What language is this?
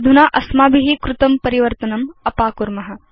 Sanskrit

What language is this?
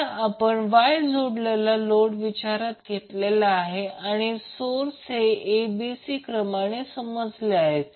Marathi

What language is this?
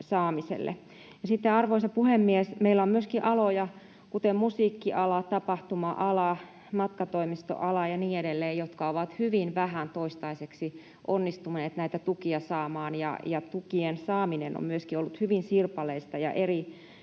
Finnish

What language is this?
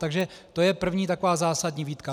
Czech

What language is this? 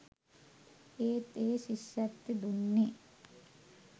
Sinhala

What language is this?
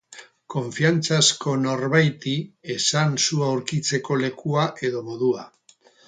Basque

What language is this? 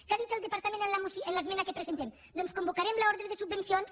Catalan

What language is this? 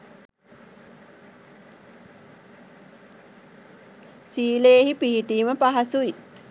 Sinhala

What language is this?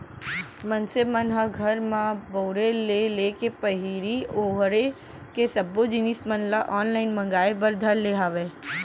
Chhattisgarhi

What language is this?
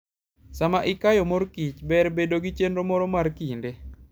Luo (Kenya and Tanzania)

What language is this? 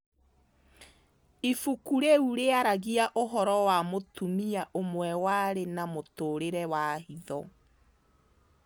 Kikuyu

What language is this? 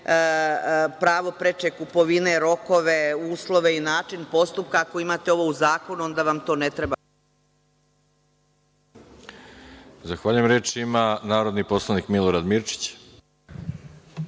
Serbian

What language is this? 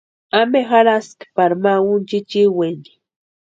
Western Highland Purepecha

